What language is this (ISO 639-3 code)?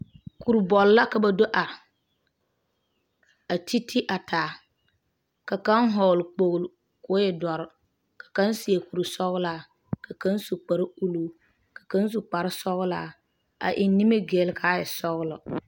dga